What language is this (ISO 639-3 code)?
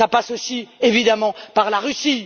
fra